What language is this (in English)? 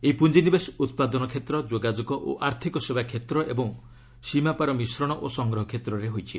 Odia